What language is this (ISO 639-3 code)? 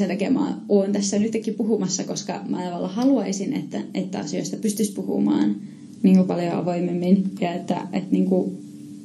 fin